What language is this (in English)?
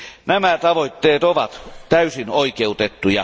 Finnish